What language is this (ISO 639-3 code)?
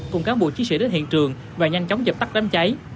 vie